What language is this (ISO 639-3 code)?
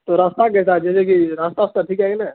urd